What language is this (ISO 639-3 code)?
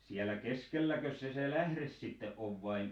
fin